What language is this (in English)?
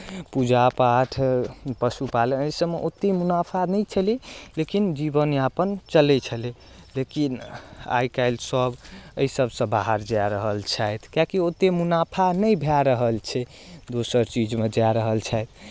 Maithili